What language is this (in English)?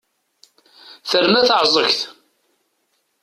Kabyle